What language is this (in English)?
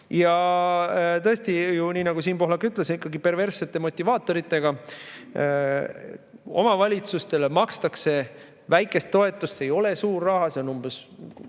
Estonian